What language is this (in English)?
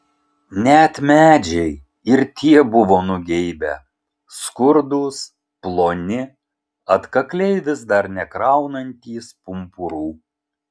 Lithuanian